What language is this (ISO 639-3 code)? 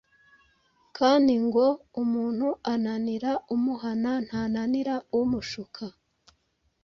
kin